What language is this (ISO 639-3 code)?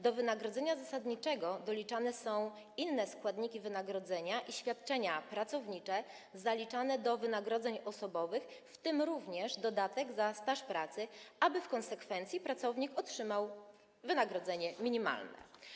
pol